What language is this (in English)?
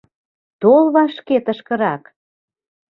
Mari